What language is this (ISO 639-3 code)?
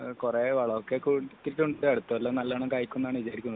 mal